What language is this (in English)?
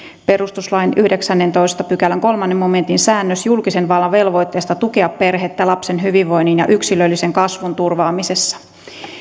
Finnish